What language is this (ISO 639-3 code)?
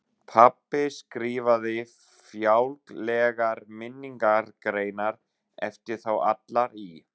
isl